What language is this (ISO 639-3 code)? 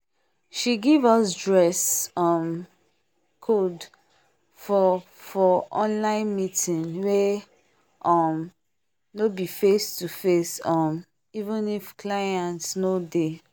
pcm